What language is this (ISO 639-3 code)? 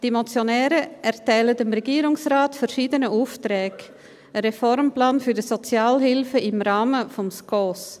gsw